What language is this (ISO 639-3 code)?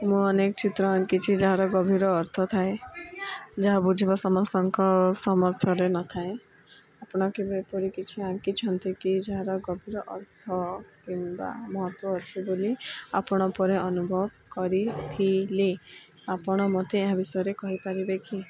ori